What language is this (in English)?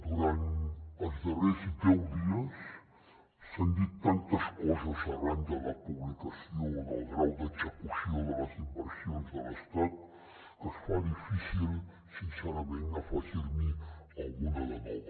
Catalan